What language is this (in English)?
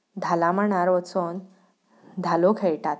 Konkani